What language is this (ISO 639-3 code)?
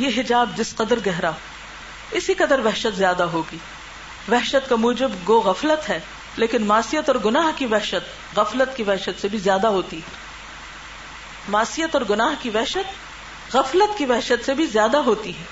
urd